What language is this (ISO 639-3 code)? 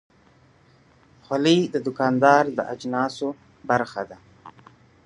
pus